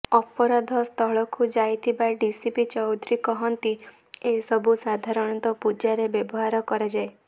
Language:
Odia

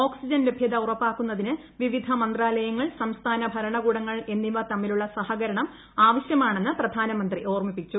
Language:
Malayalam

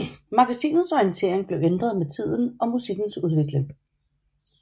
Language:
Danish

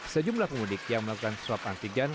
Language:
Indonesian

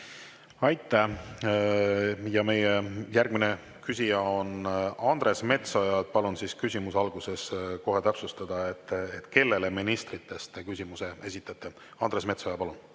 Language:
Estonian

